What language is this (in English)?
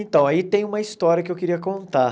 Portuguese